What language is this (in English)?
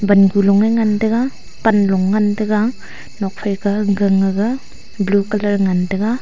Wancho Naga